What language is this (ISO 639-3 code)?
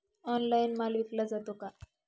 mar